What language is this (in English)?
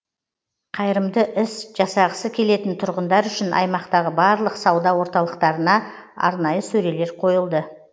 Kazakh